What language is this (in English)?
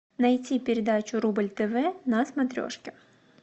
Russian